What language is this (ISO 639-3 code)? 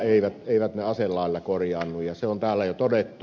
fin